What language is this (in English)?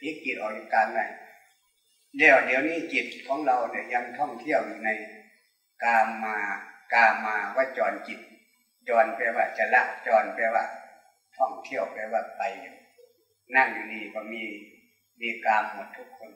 Thai